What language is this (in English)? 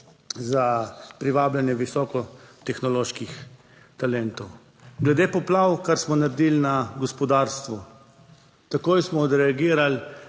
Slovenian